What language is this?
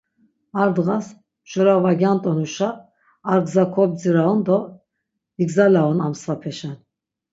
Laz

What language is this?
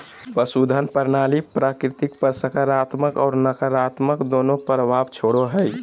Magahi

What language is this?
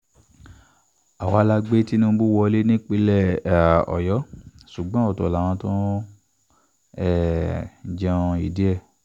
Yoruba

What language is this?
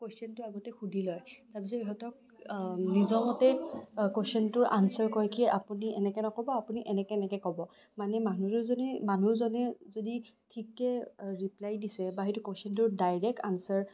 Assamese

